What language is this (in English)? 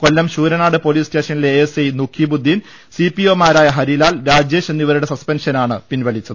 Malayalam